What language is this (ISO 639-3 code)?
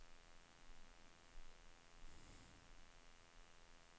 swe